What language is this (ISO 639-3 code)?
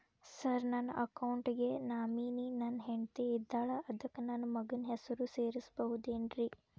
kan